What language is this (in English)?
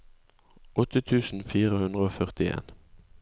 Norwegian